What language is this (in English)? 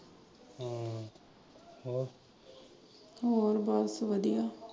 Punjabi